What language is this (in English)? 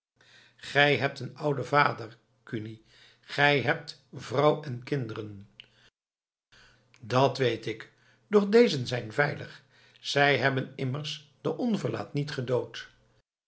Dutch